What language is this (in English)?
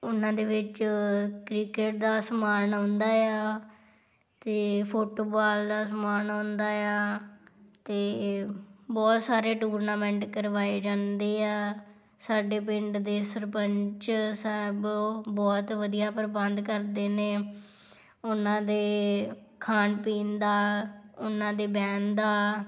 Punjabi